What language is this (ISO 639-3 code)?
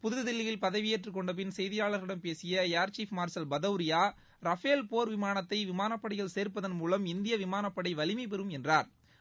tam